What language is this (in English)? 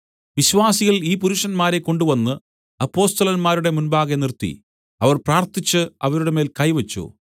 Malayalam